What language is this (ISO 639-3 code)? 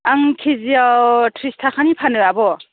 brx